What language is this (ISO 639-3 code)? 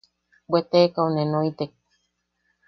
yaq